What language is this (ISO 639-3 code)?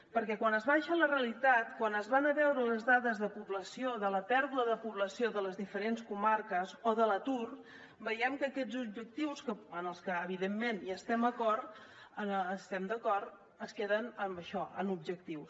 cat